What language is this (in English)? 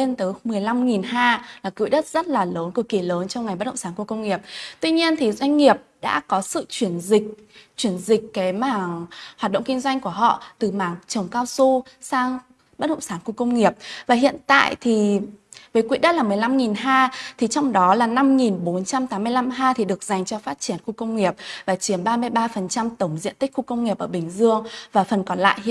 Vietnamese